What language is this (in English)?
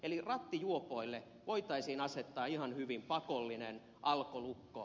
Finnish